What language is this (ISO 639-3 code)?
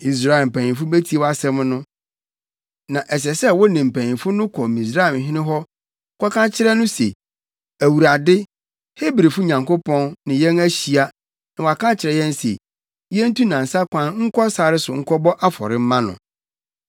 aka